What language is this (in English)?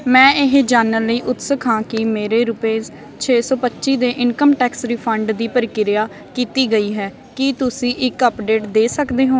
Punjabi